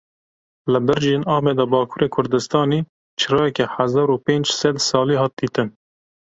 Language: Kurdish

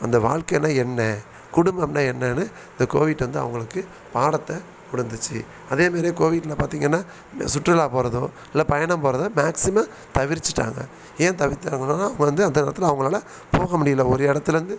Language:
Tamil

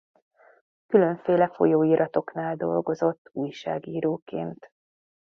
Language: Hungarian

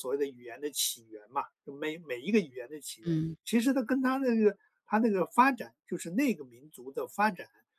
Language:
Chinese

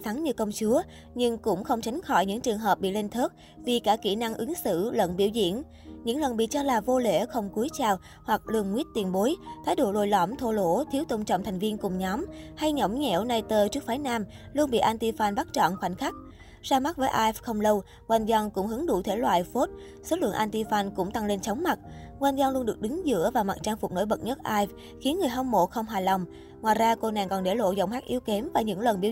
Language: Vietnamese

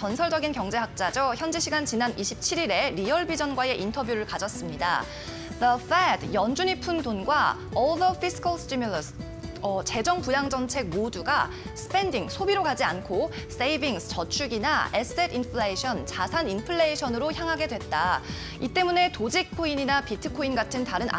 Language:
Korean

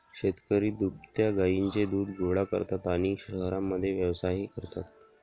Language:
Marathi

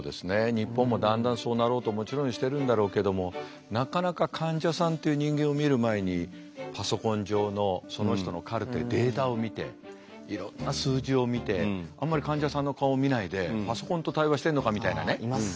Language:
Japanese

